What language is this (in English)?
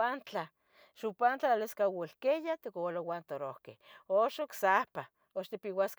Tetelcingo Nahuatl